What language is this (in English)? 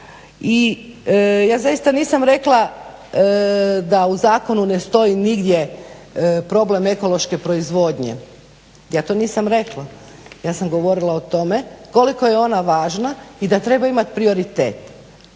Croatian